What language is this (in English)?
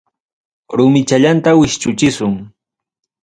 Ayacucho Quechua